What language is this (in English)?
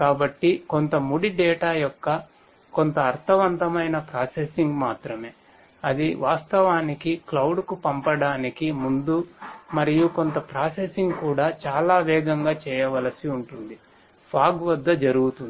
Telugu